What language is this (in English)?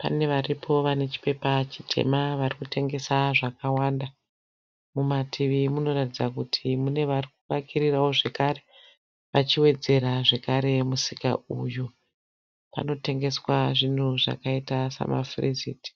Shona